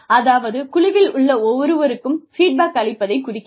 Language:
Tamil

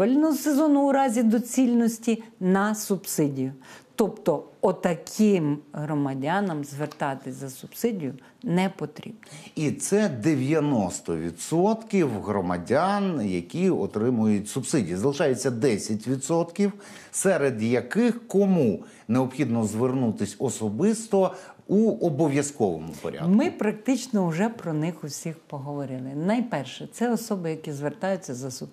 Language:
Ukrainian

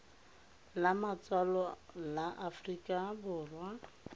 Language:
Tswana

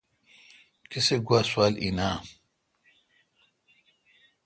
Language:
Kalkoti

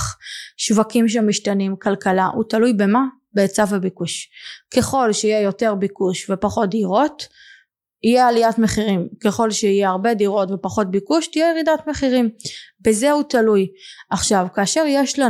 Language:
Hebrew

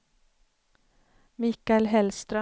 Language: Swedish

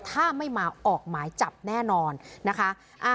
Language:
Thai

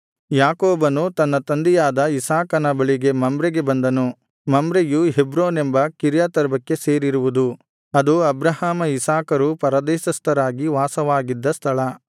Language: Kannada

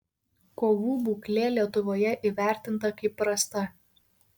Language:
Lithuanian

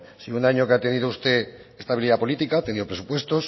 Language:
Spanish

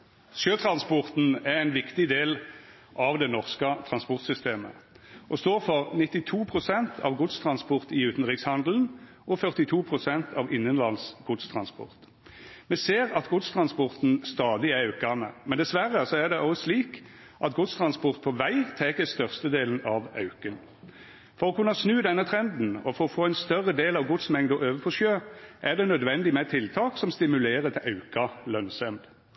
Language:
Norwegian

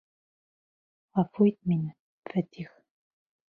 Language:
Bashkir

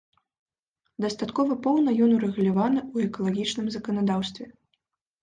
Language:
Belarusian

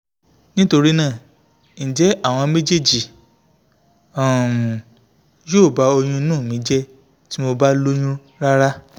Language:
Yoruba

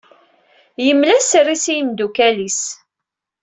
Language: Kabyle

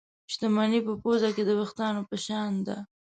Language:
Pashto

